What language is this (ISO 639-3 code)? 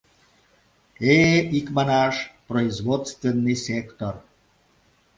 chm